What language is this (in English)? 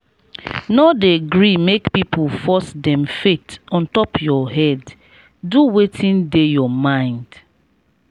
Nigerian Pidgin